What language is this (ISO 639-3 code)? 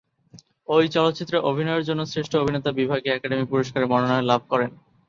ben